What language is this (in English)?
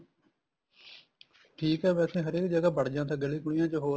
Punjabi